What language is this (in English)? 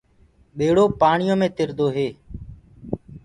Gurgula